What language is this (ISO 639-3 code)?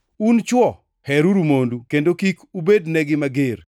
luo